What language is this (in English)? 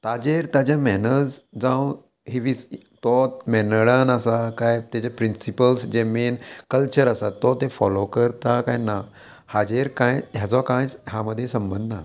Konkani